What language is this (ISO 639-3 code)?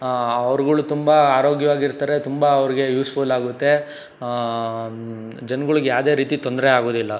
kan